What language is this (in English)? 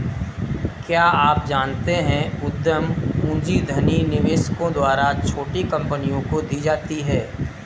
Hindi